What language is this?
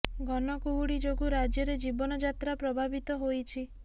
Odia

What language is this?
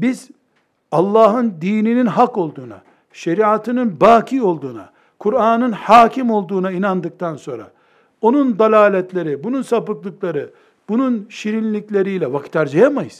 Turkish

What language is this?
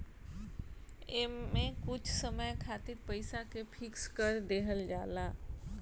Bhojpuri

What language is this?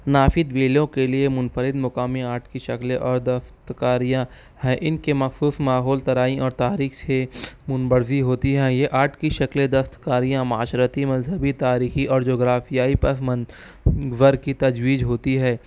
Urdu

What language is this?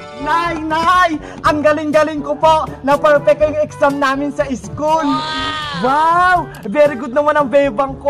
Filipino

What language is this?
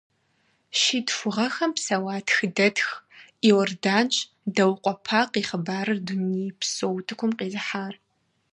Kabardian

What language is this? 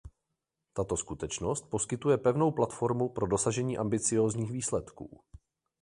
Czech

